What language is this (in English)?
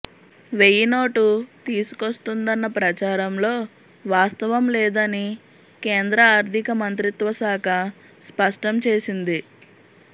Telugu